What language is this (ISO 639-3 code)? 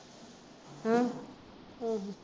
pan